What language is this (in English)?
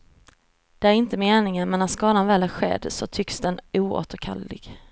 Swedish